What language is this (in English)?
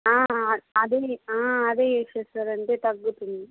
Telugu